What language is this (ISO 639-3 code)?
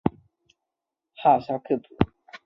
zho